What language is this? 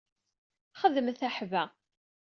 Kabyle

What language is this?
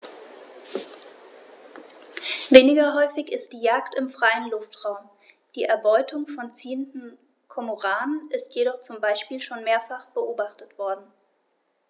German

